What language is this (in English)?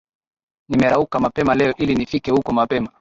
Swahili